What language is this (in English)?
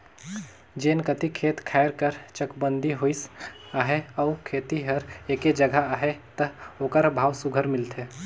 Chhattisgarhi